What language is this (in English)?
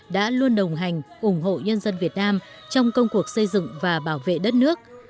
Vietnamese